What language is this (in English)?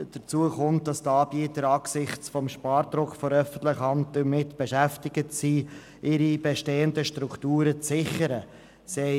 Swiss German